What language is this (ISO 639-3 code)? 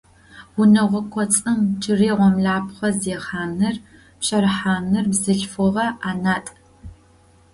ady